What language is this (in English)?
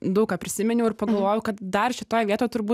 Lithuanian